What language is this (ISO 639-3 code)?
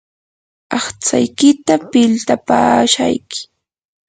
qur